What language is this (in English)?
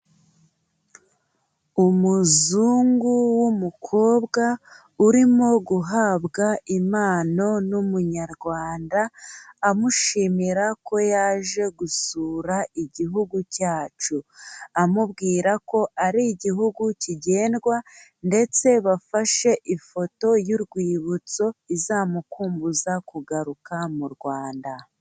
Kinyarwanda